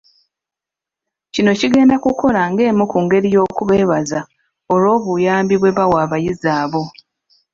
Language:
Ganda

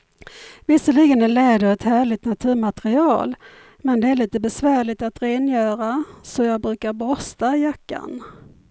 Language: Swedish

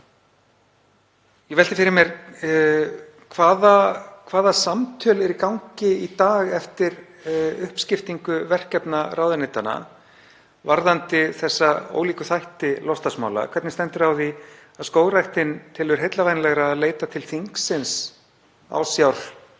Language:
Icelandic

